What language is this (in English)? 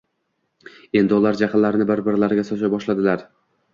Uzbek